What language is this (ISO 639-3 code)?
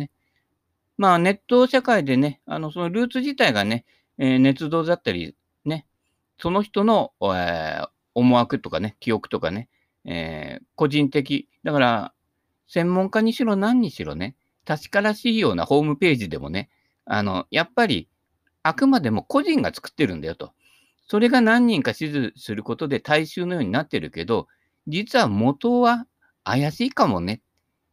jpn